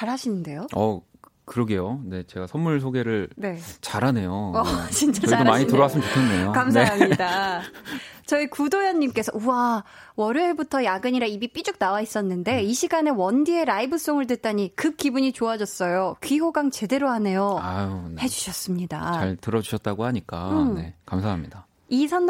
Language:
Korean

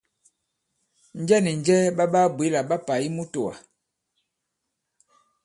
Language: Bankon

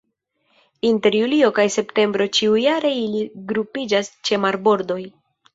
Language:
Esperanto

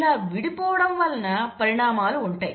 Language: Telugu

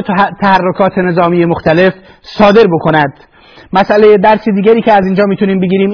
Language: Persian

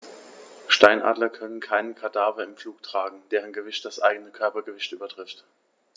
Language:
German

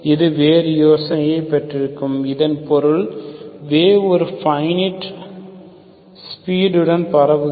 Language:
Tamil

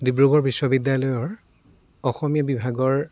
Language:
Assamese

